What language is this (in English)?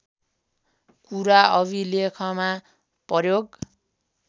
Nepali